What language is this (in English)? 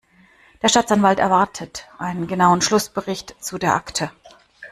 German